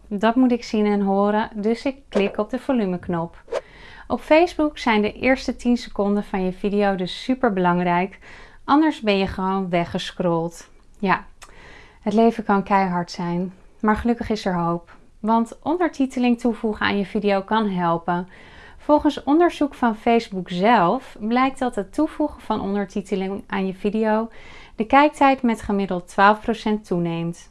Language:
Dutch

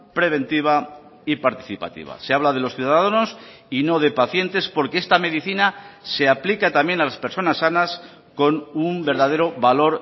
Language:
Spanish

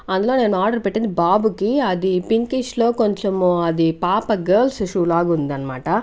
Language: Telugu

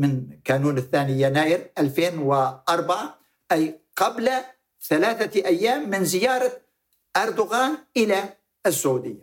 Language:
Arabic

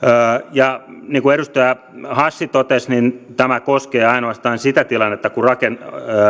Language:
Finnish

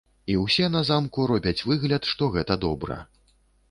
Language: Belarusian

